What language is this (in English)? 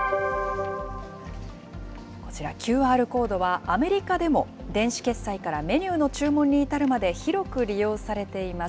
Japanese